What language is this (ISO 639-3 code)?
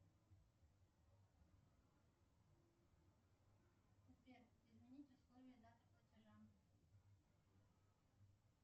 rus